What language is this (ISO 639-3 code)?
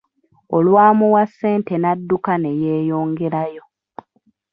lug